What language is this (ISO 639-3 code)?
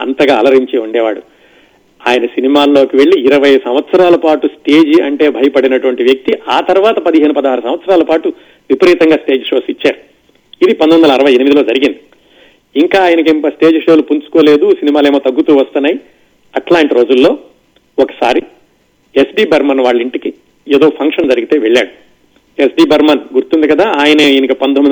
tel